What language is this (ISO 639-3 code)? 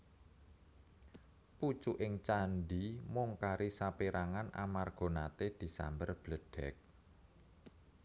jav